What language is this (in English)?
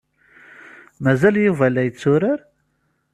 Kabyle